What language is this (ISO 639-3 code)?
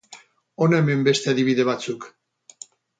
eus